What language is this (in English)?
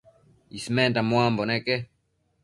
Matsés